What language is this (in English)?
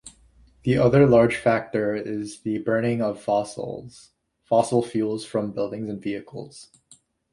English